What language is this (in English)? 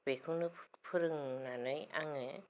Bodo